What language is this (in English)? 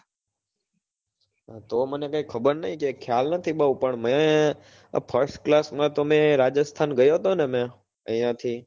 Gujarati